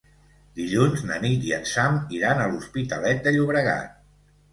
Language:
Catalan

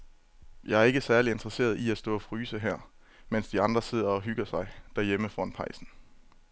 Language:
Danish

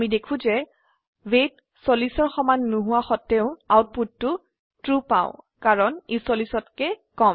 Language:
Assamese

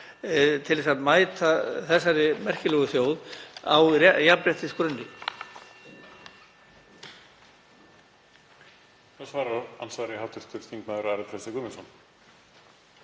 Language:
Icelandic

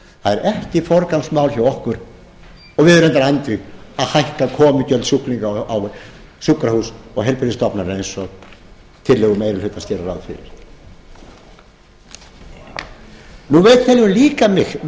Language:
Icelandic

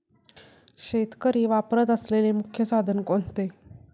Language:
Marathi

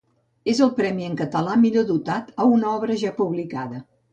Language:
Catalan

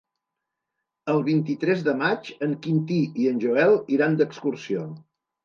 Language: Catalan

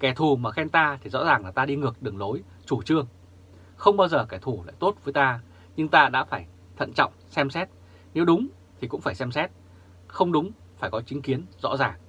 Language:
Vietnamese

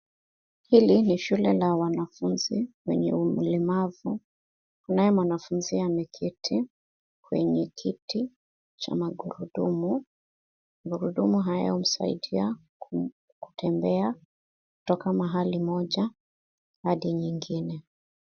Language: Swahili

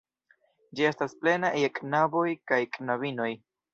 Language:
Esperanto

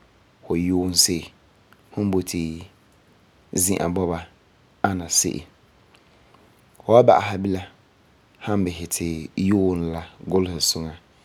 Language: Frafra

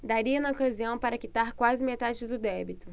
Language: Portuguese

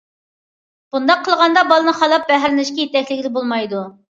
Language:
Uyghur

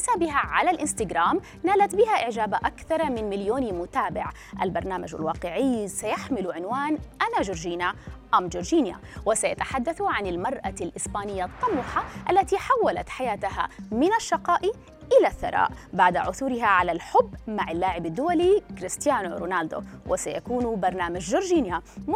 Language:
Arabic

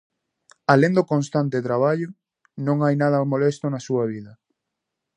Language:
Galician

